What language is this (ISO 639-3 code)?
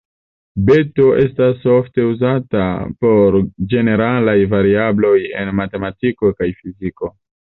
epo